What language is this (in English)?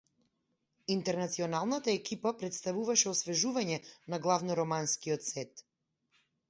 Macedonian